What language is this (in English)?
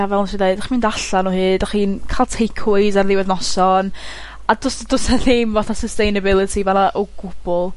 Welsh